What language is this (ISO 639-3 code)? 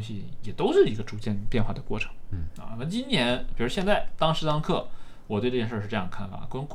zho